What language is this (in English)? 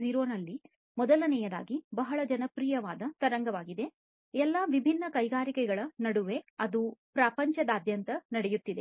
Kannada